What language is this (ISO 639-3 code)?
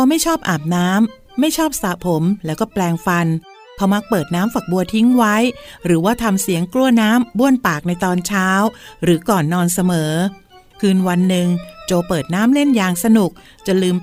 tha